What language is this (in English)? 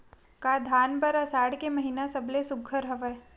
Chhattisgarhi